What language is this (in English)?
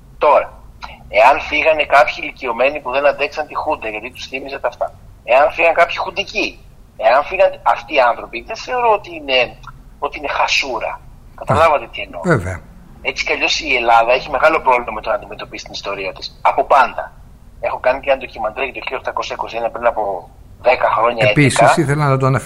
Greek